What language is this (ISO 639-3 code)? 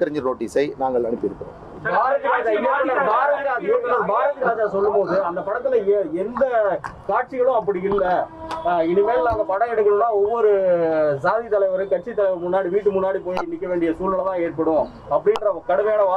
tam